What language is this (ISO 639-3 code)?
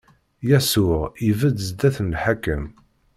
kab